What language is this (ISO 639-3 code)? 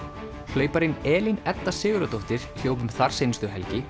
isl